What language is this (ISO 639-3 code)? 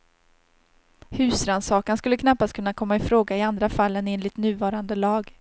swe